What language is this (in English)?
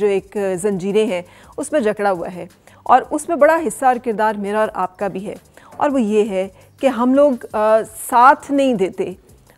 Hindi